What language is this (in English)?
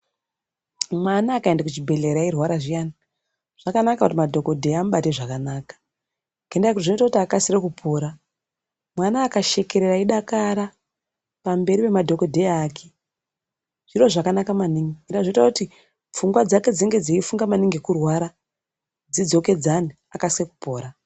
Ndau